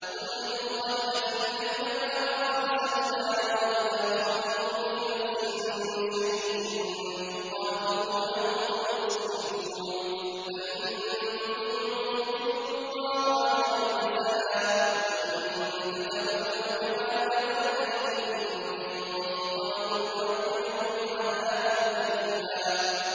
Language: Arabic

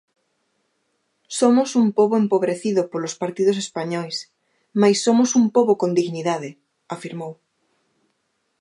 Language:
Galician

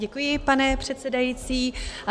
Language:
Czech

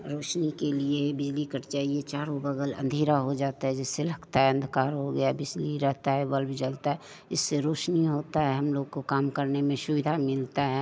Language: Hindi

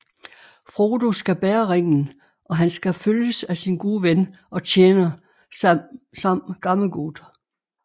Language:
Danish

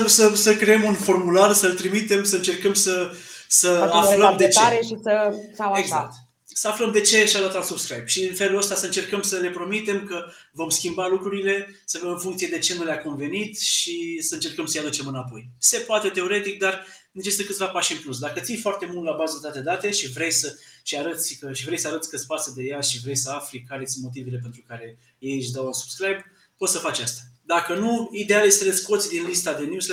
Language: Romanian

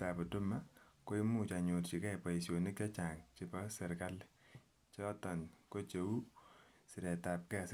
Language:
Kalenjin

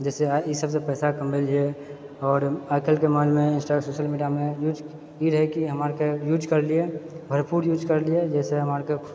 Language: Maithili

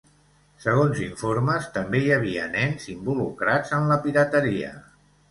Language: Catalan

